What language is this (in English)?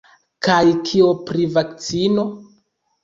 Esperanto